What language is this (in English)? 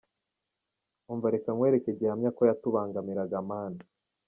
Kinyarwanda